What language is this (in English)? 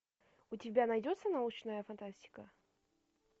Russian